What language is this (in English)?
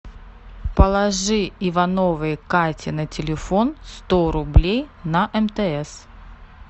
Russian